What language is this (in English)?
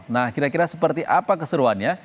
Indonesian